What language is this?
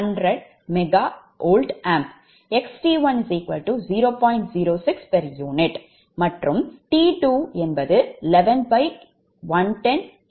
Tamil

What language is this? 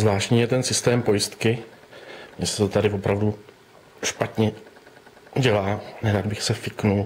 Czech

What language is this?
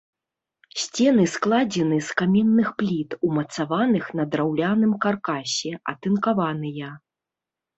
Belarusian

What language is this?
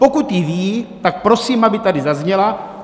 Czech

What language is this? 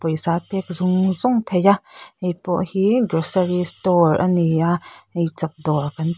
Mizo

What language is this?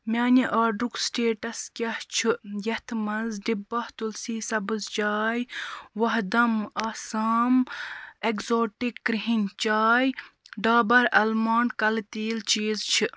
Kashmiri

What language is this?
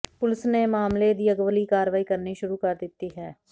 Punjabi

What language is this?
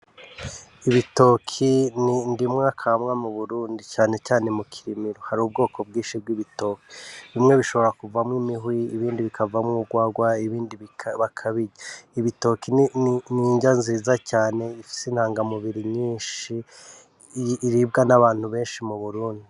Rundi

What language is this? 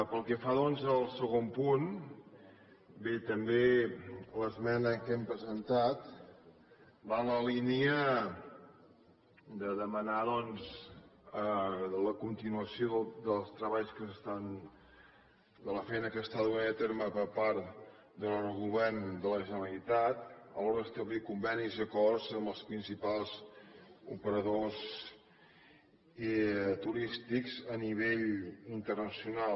Catalan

